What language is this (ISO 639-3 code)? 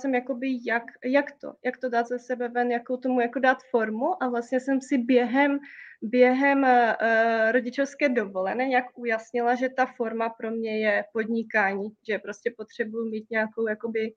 ces